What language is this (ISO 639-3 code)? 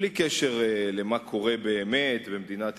heb